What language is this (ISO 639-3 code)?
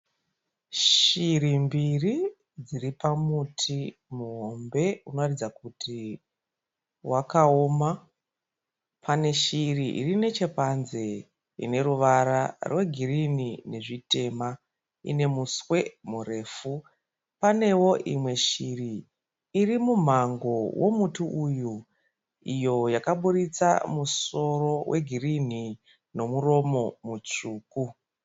sna